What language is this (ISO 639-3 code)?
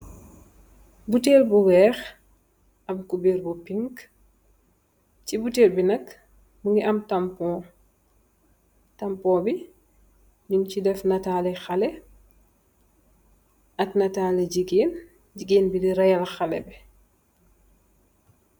wol